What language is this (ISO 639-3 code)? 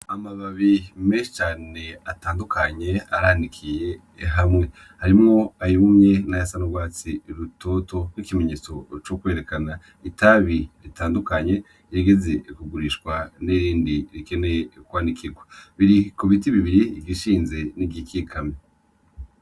run